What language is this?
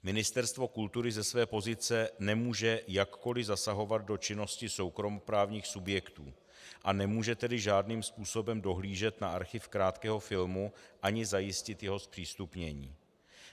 Czech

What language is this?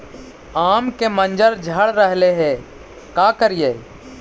Magahi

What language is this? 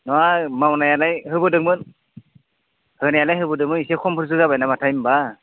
Bodo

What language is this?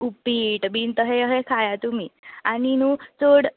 Konkani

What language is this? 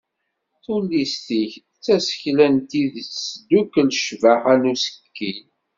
Kabyle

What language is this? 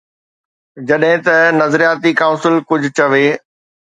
Sindhi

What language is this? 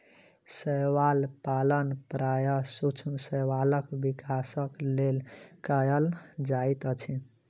Maithili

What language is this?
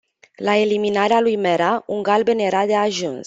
Romanian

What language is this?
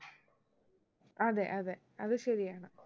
Malayalam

